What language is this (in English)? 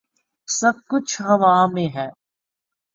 Urdu